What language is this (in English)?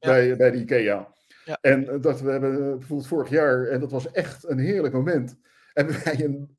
Dutch